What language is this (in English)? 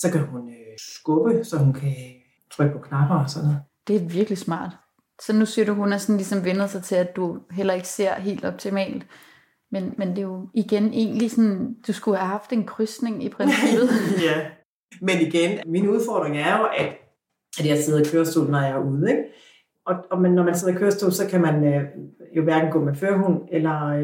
Danish